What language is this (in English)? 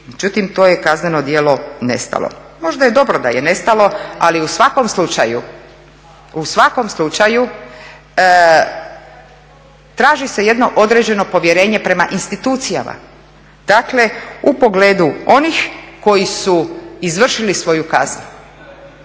Croatian